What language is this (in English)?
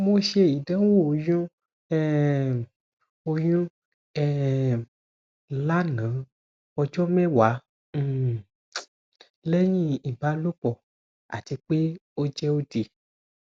Yoruba